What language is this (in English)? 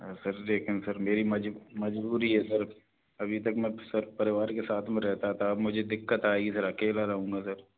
Hindi